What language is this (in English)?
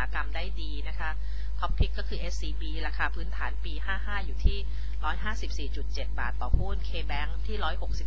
Thai